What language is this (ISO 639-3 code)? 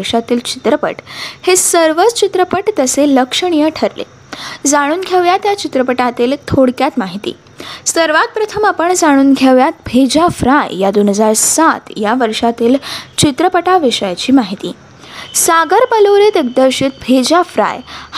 mar